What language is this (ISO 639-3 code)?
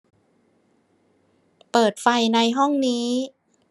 tha